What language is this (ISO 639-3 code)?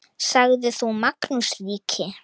isl